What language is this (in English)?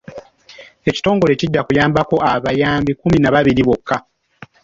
Ganda